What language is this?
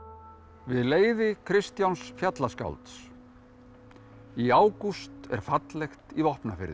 Icelandic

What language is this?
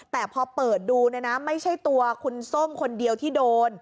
Thai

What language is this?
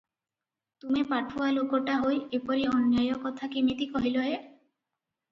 Odia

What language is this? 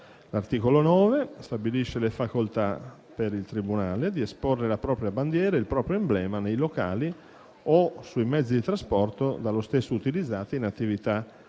Italian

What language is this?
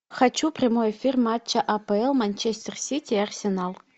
Russian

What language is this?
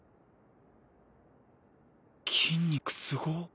Japanese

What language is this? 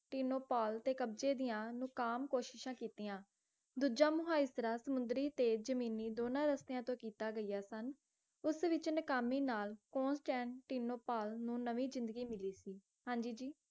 Punjabi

